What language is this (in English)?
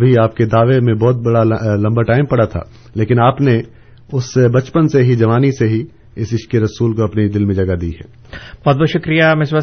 Urdu